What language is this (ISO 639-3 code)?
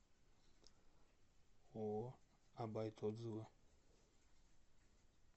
rus